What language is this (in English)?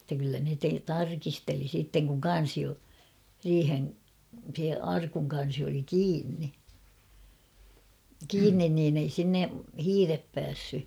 Finnish